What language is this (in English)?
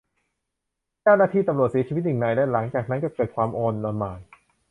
Thai